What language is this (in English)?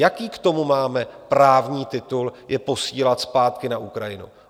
Czech